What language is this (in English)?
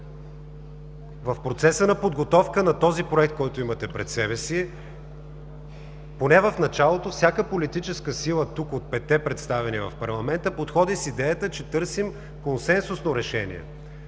Bulgarian